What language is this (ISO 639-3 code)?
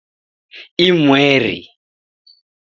dav